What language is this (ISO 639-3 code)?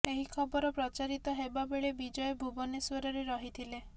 ori